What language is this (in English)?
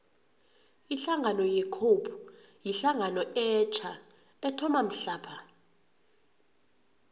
South Ndebele